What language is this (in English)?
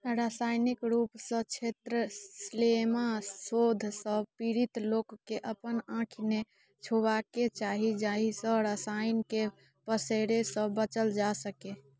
Maithili